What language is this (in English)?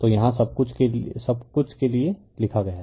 Hindi